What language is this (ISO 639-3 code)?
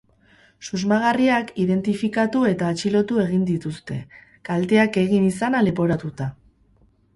eus